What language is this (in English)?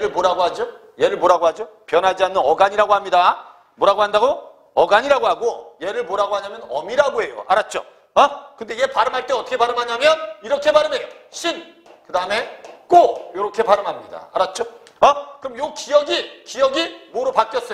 Korean